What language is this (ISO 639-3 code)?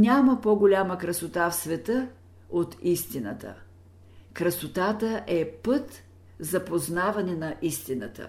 bul